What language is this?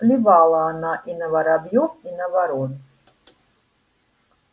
Russian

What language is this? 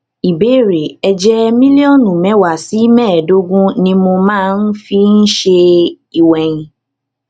Yoruba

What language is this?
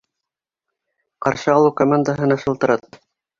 Bashkir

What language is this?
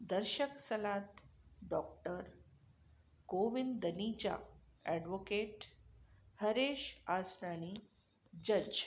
Sindhi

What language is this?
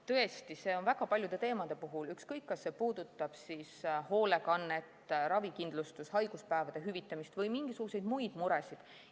Estonian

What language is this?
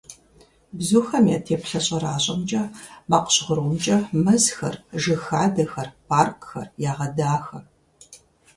Kabardian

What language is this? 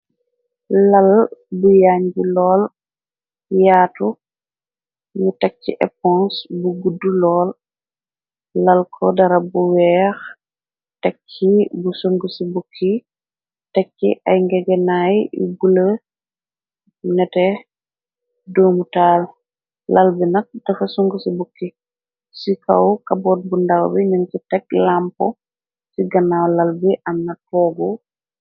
Wolof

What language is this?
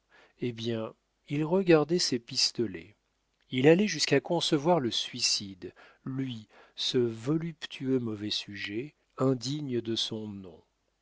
French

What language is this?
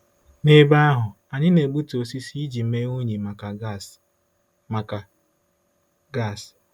Igbo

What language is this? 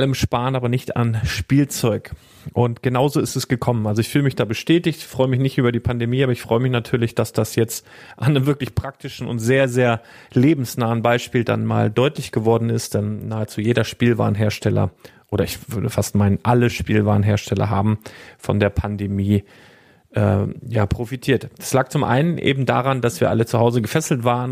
German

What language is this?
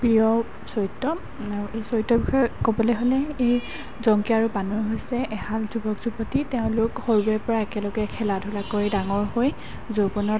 Assamese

